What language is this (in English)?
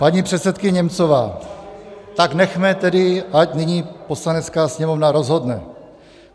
Czech